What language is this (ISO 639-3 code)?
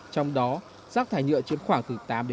vie